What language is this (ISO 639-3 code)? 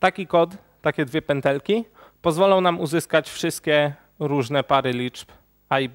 pol